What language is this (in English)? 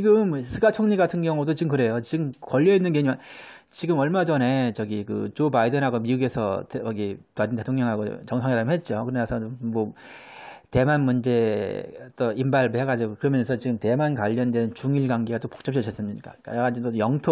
Korean